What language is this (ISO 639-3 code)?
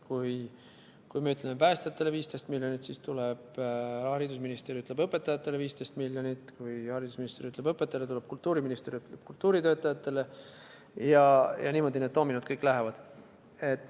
est